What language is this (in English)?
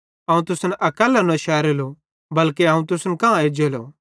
Bhadrawahi